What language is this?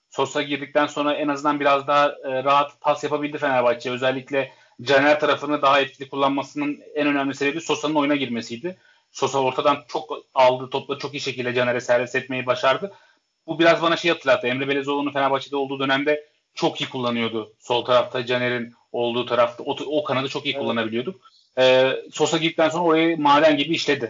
Turkish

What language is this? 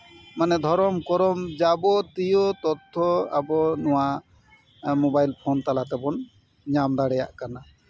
Santali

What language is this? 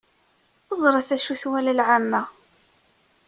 Kabyle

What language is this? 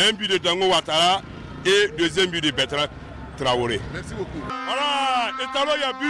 French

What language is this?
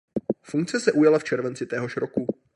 Czech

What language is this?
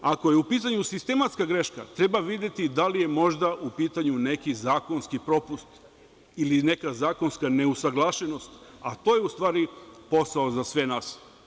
Serbian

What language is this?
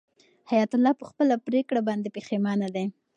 Pashto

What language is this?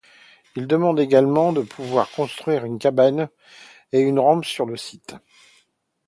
French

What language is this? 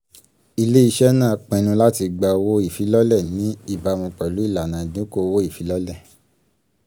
Yoruba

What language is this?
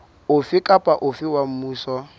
Southern Sotho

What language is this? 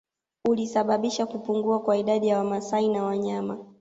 Swahili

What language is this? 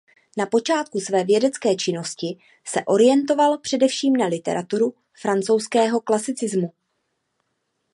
Czech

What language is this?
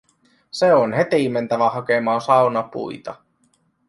Finnish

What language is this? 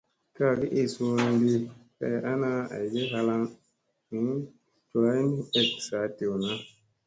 Musey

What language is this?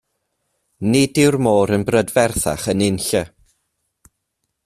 Welsh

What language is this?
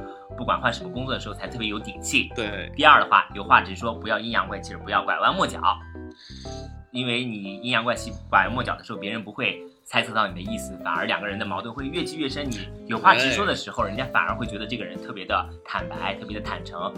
Chinese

